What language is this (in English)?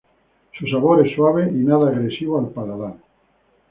Spanish